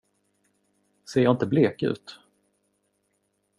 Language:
Swedish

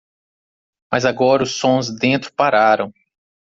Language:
Portuguese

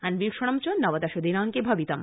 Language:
Sanskrit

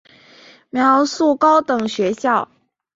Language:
Chinese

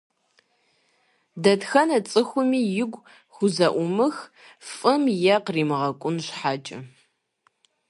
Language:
Kabardian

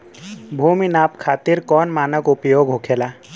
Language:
Bhojpuri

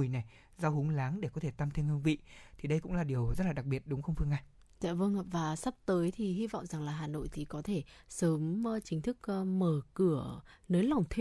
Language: Vietnamese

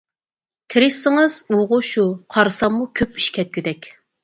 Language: Uyghur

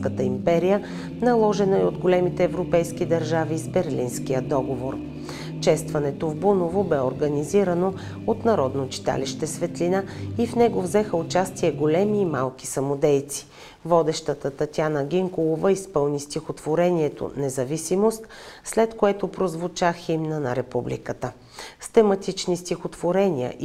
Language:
Bulgarian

